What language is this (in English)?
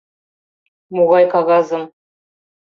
Mari